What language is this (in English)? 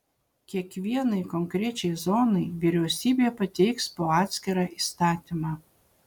Lithuanian